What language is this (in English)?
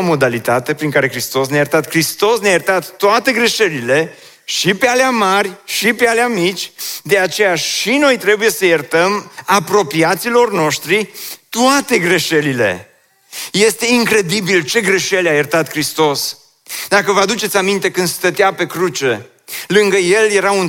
Romanian